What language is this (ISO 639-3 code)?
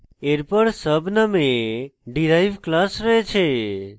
ben